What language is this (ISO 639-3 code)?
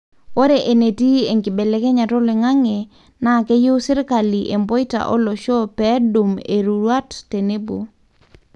mas